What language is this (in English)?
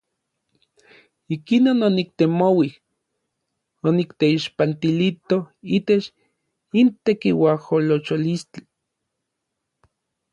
Orizaba Nahuatl